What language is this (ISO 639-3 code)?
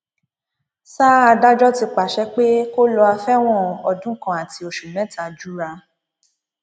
yor